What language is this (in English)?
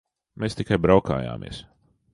Latvian